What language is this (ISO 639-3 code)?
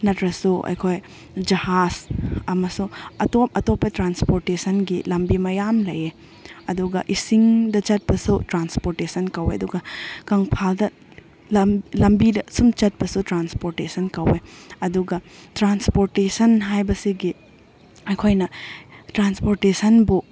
mni